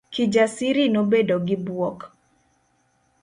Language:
Luo (Kenya and Tanzania)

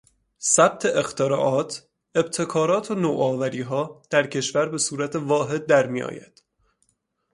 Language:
Persian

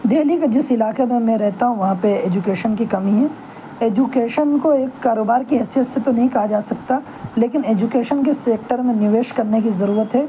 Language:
Urdu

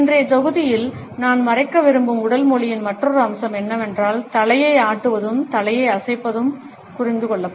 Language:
Tamil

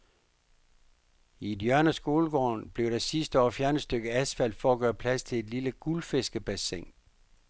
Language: Danish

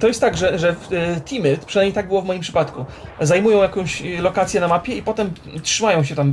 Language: Polish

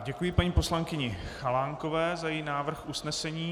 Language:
Czech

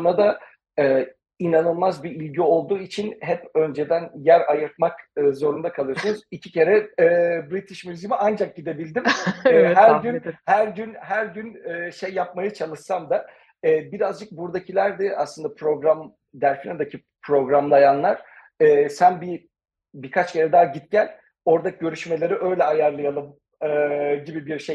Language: Turkish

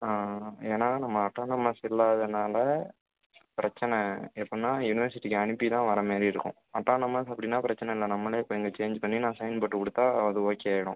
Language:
Tamil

